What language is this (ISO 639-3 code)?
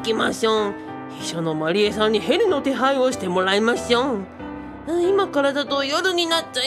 jpn